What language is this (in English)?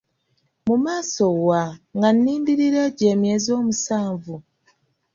Ganda